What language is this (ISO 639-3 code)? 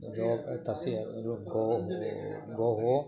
san